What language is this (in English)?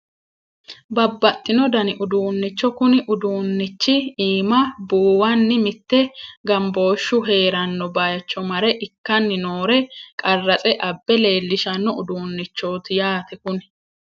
Sidamo